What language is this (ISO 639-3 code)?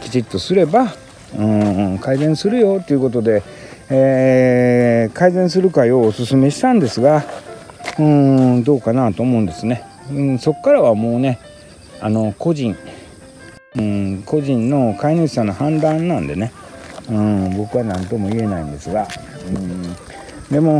jpn